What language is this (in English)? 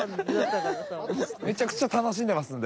Japanese